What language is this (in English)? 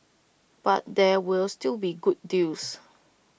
English